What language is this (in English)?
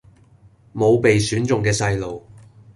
Cantonese